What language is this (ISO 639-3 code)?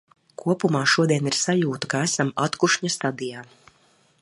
lav